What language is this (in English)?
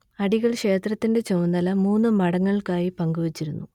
Malayalam